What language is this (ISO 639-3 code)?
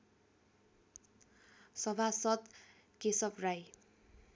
nep